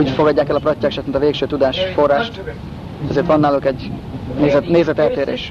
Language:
Hungarian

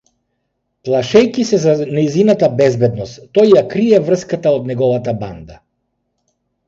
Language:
Macedonian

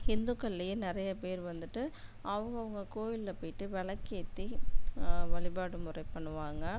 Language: Tamil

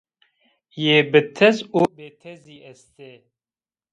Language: Zaza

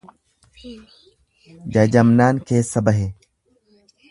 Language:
Oromo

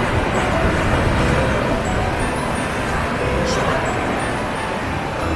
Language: Korean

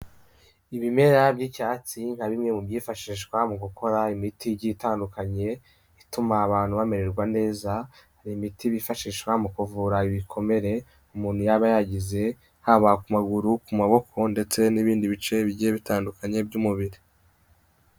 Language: Kinyarwanda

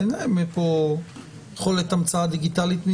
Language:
Hebrew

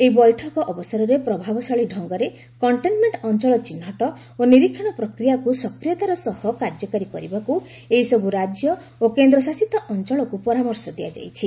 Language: Odia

